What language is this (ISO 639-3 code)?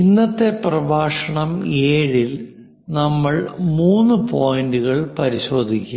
mal